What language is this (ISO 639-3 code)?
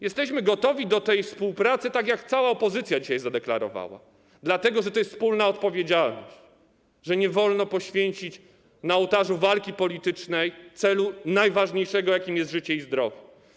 pol